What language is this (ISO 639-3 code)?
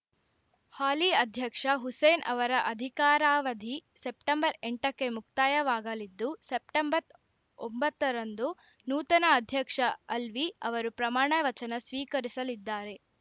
kan